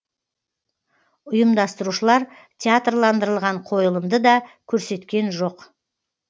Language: Kazakh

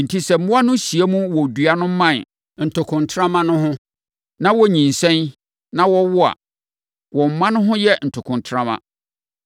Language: Akan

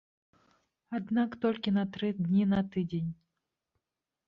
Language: Belarusian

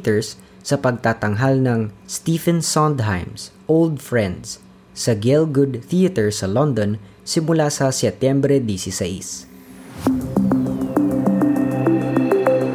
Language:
Filipino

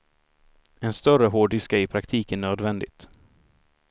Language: Swedish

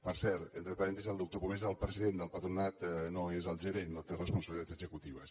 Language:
Catalan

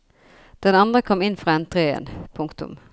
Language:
Norwegian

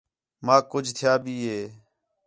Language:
Khetrani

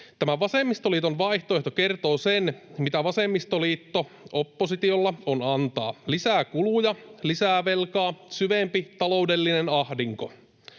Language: Finnish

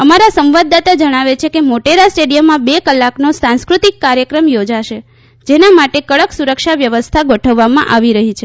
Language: Gujarati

